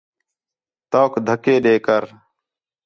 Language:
Khetrani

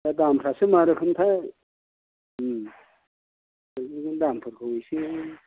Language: Bodo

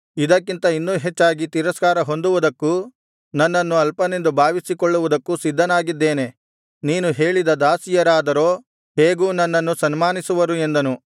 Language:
Kannada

